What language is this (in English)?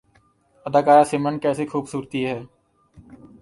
Urdu